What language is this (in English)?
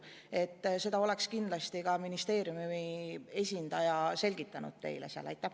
Estonian